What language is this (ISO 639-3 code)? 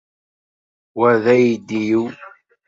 kab